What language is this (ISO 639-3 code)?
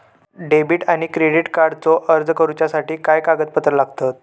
mar